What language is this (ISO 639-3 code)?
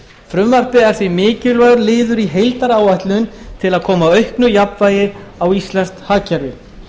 isl